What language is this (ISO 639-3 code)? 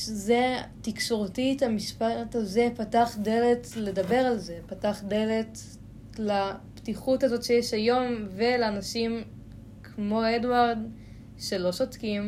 heb